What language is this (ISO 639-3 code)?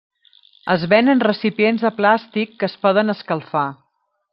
cat